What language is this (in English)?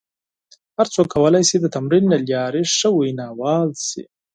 Pashto